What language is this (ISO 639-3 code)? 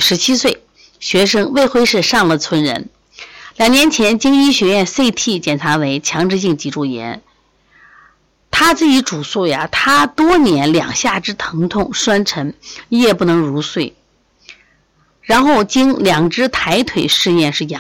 zho